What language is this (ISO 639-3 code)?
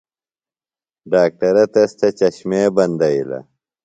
phl